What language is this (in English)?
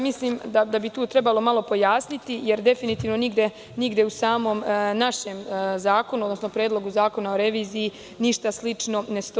Serbian